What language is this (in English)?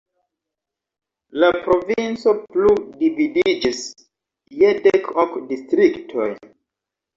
Esperanto